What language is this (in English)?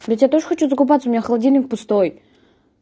Russian